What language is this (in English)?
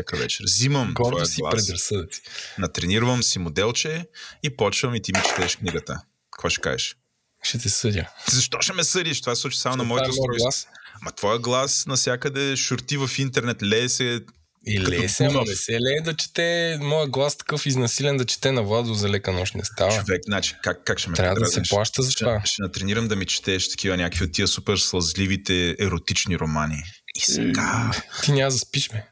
Bulgarian